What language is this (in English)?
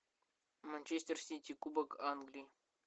Russian